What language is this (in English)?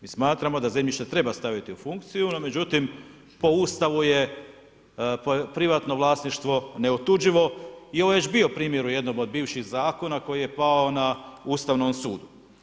Croatian